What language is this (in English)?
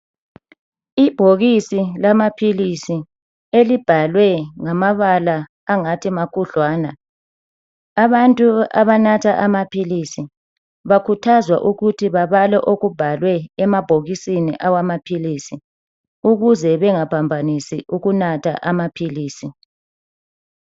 North Ndebele